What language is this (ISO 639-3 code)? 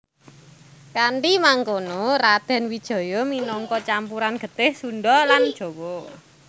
jav